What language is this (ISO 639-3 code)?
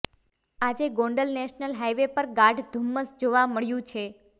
guj